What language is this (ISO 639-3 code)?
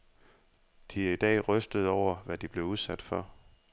dan